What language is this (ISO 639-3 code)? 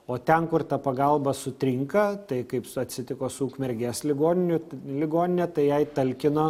lit